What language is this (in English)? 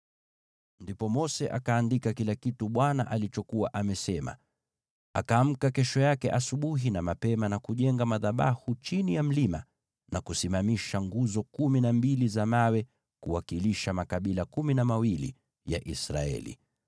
Swahili